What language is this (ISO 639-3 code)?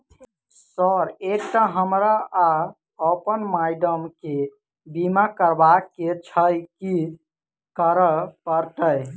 mai